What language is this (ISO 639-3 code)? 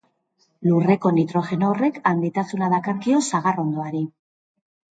eus